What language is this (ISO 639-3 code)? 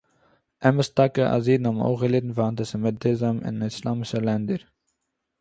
yid